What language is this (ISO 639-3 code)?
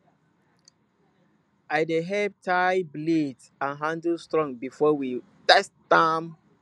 pcm